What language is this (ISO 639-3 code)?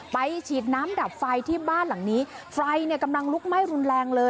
tha